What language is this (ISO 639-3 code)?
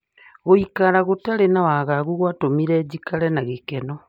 kik